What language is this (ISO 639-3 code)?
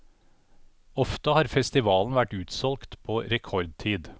nor